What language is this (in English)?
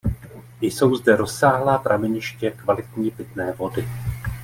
Czech